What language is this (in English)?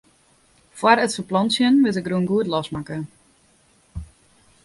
Western Frisian